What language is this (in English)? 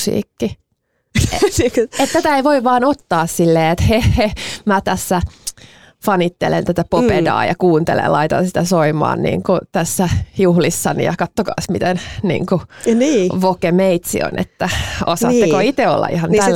Finnish